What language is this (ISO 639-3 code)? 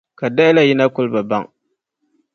dag